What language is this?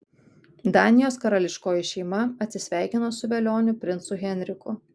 Lithuanian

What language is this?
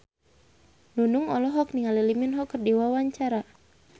Sundanese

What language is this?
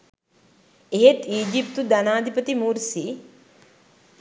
Sinhala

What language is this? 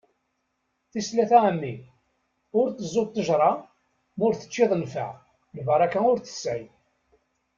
Kabyle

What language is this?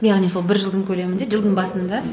Kazakh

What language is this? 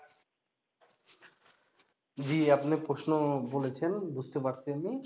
Bangla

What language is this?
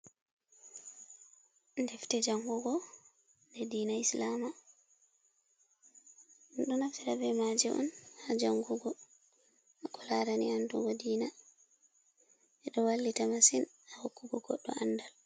Fula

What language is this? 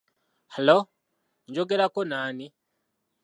Ganda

